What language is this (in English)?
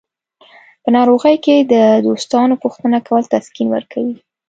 Pashto